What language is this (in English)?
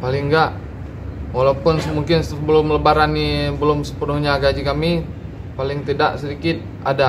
Indonesian